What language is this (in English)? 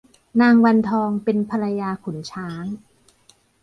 Thai